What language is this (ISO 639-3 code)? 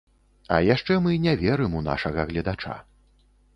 bel